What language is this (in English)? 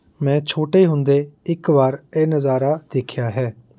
Punjabi